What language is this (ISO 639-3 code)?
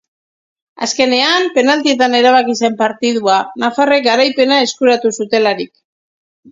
eus